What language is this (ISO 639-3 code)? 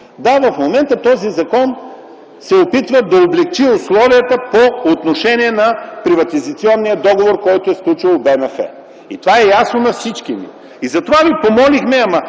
bul